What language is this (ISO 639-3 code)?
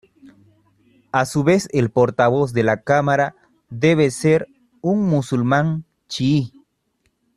spa